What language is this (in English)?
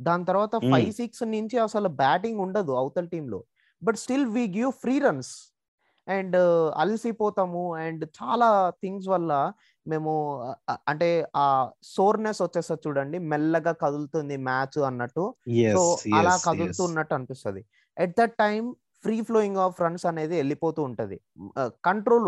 Telugu